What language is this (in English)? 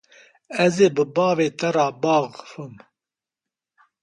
Kurdish